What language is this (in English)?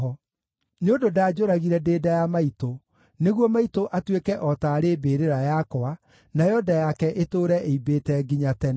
Kikuyu